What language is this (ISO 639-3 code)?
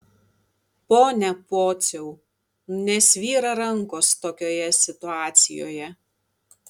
lit